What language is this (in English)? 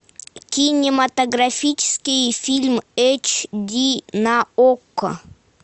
Russian